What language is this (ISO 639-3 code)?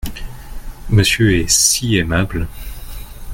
fra